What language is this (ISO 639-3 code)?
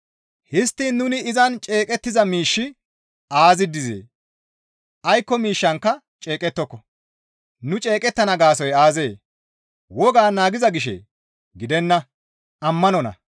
gmv